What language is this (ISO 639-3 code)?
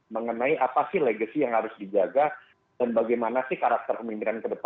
ind